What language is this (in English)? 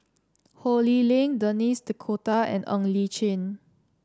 English